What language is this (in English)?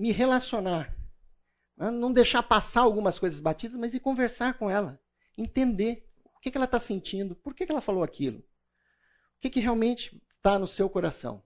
Portuguese